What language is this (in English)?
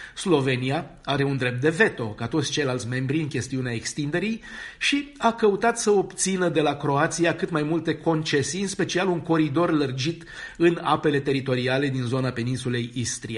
Romanian